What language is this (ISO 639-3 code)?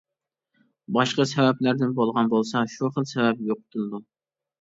uig